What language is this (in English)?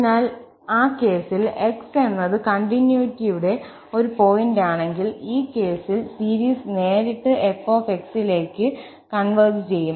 Malayalam